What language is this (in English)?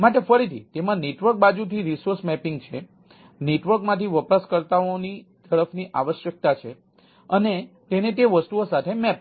Gujarati